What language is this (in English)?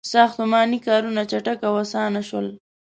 Pashto